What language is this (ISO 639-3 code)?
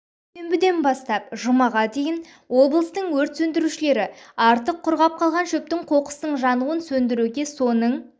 kaz